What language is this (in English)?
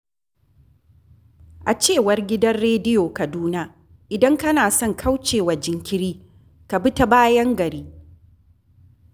Hausa